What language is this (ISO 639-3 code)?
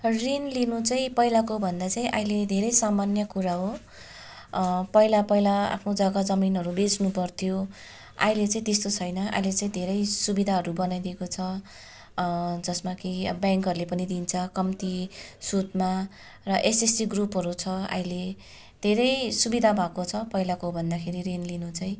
nep